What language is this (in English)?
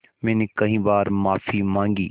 Hindi